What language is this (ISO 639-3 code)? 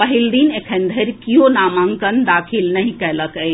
mai